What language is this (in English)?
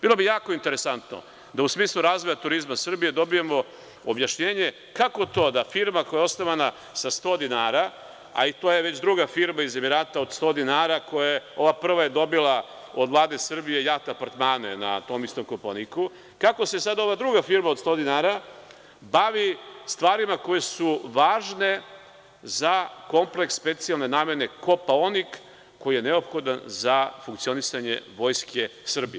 Serbian